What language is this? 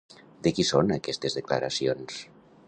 Catalan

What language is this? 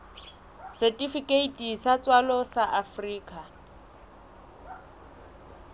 Southern Sotho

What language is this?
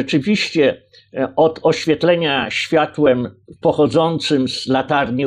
Polish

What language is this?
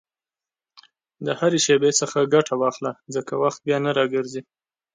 Pashto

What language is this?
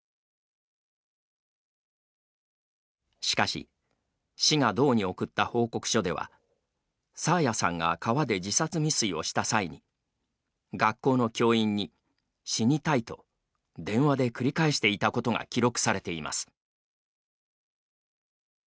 Japanese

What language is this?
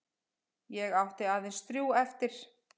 Icelandic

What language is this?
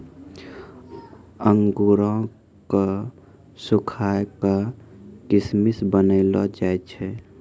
Maithili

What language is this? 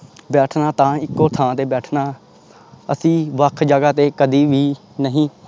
Punjabi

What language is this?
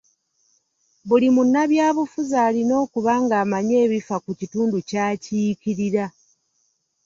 Ganda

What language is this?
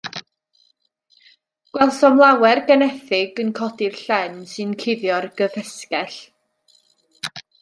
Welsh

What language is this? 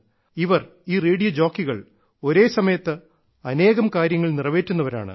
Malayalam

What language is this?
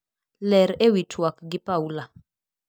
Luo (Kenya and Tanzania)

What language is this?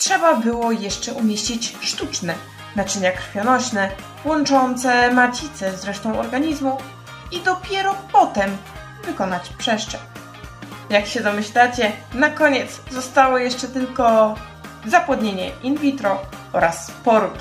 Polish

